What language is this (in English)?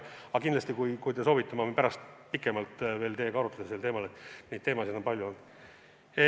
Estonian